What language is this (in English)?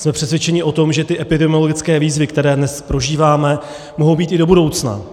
Czech